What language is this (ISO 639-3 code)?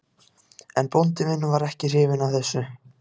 isl